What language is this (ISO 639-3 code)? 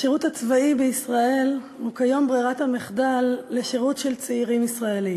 heb